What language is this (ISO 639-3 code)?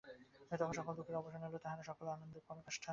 ben